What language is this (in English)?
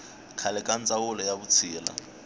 Tsonga